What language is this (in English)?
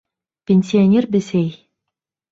Bashkir